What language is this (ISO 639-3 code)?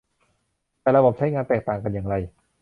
tha